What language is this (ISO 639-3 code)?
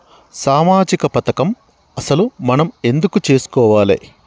tel